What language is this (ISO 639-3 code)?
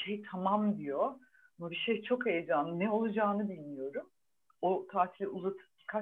tur